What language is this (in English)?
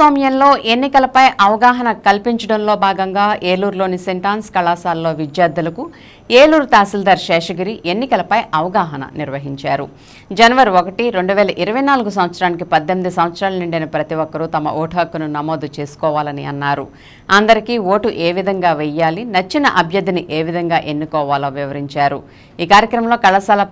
Telugu